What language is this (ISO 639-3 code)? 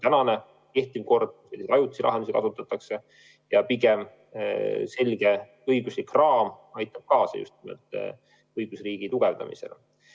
est